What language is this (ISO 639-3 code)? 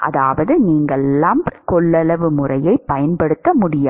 tam